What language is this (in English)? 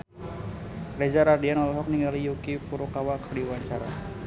Sundanese